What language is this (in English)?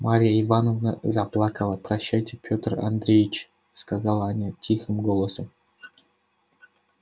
Russian